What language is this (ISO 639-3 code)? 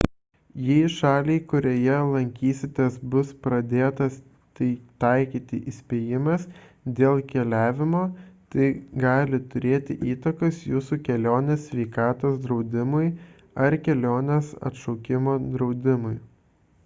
lit